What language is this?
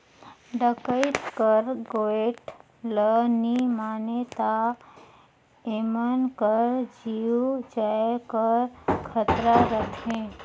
Chhattisgarhi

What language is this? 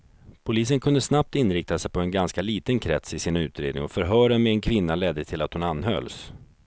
Swedish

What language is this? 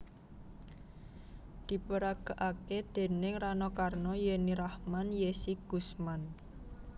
Javanese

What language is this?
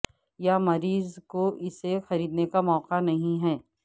Urdu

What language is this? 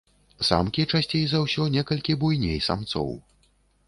Belarusian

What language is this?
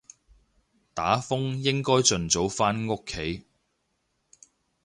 Cantonese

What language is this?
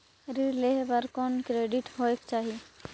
Chhattisgarhi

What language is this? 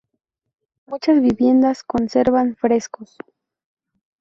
Spanish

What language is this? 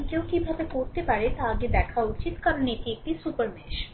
Bangla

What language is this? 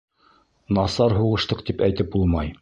Bashkir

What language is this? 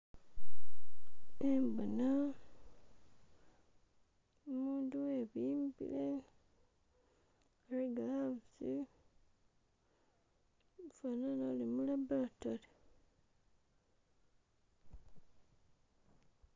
Masaaba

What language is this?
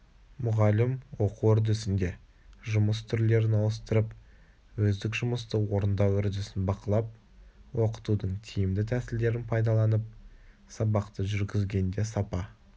Kazakh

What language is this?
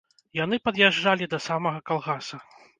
Belarusian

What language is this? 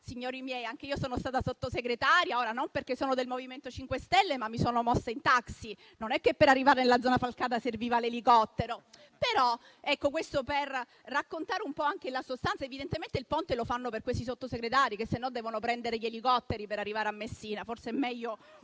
Italian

